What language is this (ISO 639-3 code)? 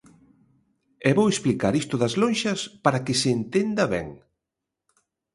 glg